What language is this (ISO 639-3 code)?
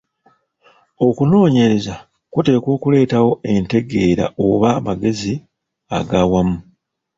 lug